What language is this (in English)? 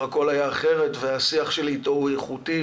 Hebrew